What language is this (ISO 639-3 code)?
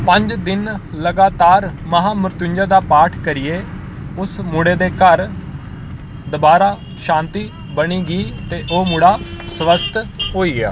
doi